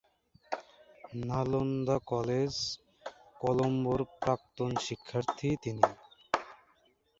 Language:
Bangla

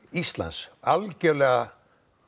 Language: Icelandic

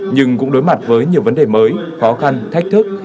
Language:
Vietnamese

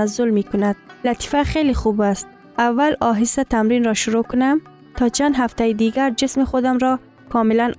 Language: Persian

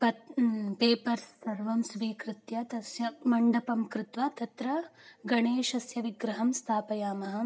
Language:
Sanskrit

